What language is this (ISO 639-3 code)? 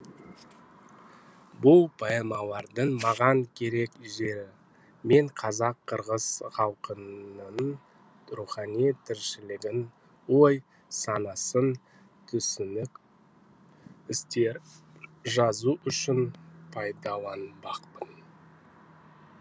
kaz